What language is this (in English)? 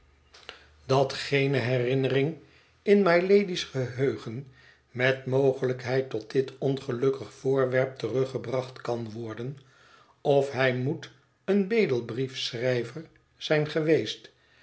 Dutch